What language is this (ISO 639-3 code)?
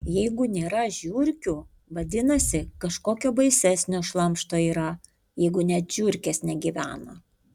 lit